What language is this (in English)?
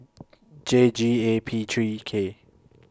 English